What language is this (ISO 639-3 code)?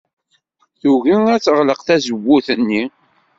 kab